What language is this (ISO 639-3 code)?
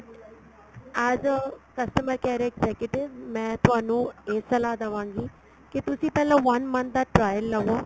pan